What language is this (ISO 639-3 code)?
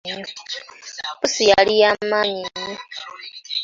lug